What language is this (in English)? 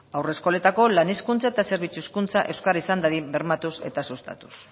Basque